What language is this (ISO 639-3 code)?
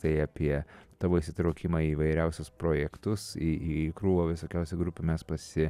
lit